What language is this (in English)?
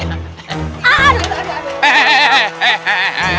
Indonesian